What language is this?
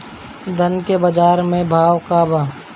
Bhojpuri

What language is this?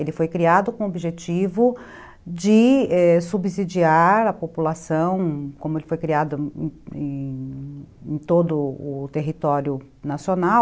Portuguese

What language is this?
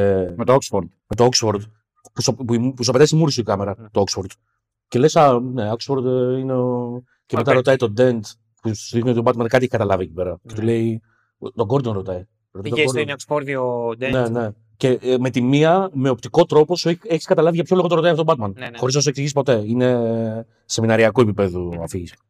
Greek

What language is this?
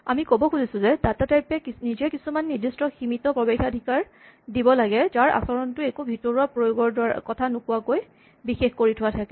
Assamese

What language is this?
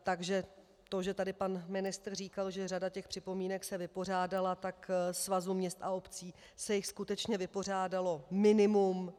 Czech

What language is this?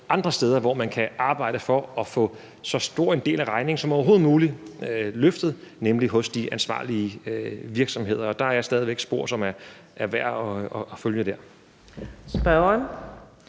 Danish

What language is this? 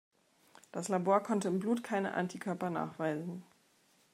German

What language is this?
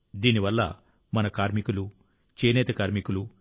Telugu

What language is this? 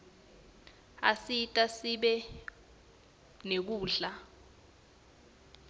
Swati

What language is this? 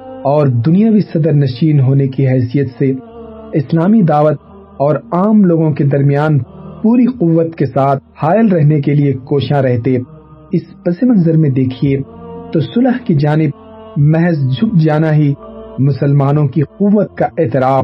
Urdu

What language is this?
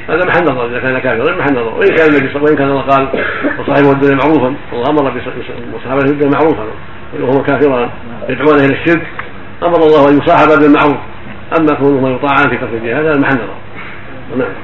Arabic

